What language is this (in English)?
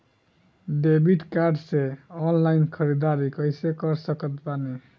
Bhojpuri